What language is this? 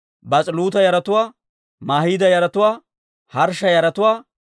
Dawro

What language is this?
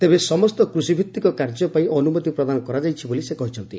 Odia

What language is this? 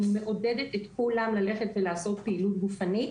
Hebrew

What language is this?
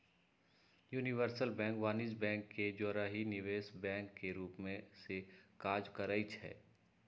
Magahi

